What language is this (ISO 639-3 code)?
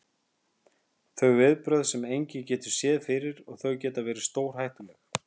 isl